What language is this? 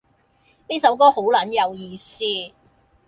Cantonese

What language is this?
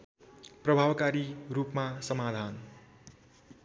Nepali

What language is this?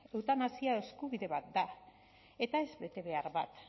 Basque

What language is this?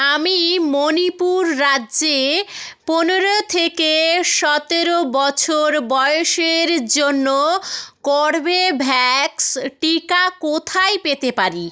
Bangla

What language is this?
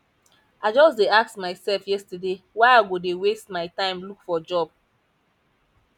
Nigerian Pidgin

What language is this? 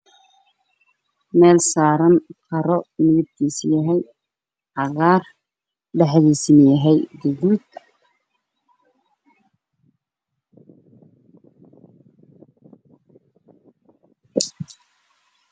Somali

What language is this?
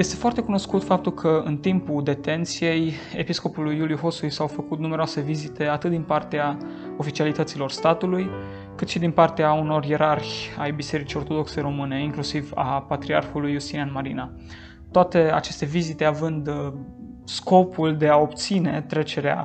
Romanian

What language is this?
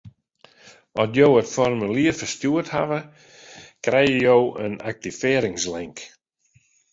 Western Frisian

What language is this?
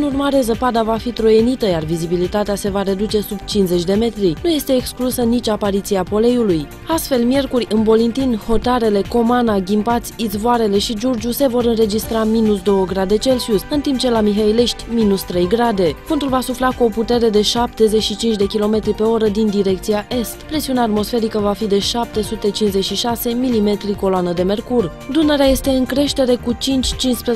Romanian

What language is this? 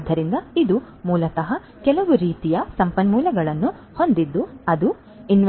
Kannada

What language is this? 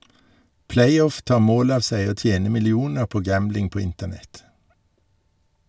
Norwegian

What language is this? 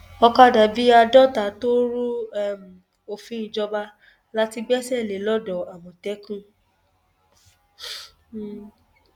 Yoruba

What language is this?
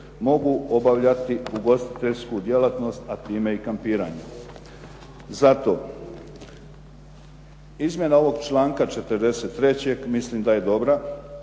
Croatian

